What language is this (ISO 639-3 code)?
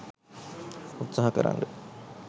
sin